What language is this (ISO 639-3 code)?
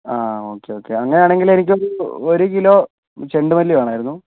mal